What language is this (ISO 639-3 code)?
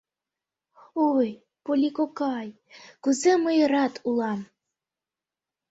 chm